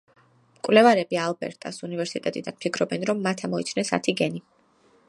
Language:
Georgian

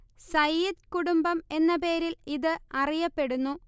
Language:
Malayalam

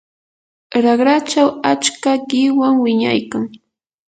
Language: Yanahuanca Pasco Quechua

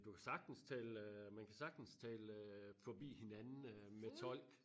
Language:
Danish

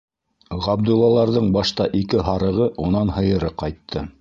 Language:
Bashkir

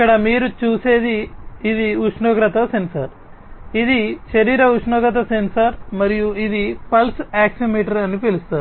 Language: Telugu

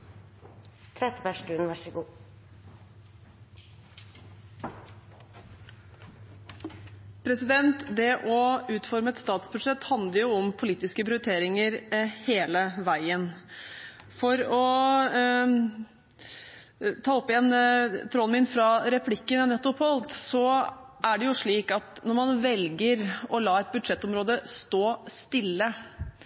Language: Norwegian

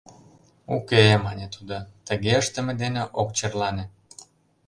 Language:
Mari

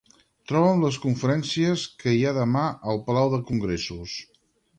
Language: Catalan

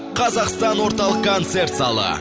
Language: Kazakh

